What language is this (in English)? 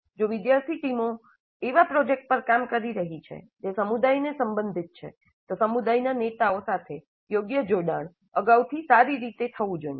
Gujarati